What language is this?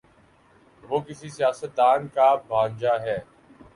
Urdu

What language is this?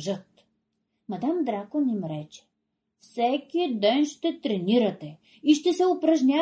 Bulgarian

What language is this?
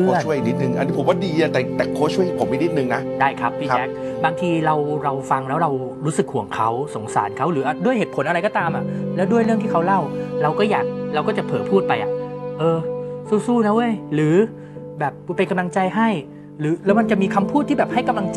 Thai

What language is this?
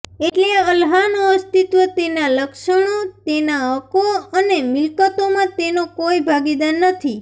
Gujarati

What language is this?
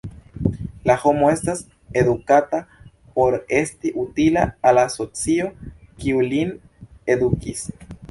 Esperanto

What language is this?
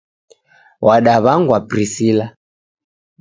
Taita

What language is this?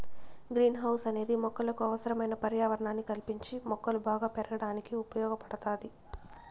Telugu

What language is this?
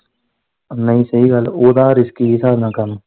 Punjabi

